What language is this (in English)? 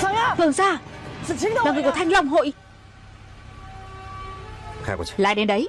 Vietnamese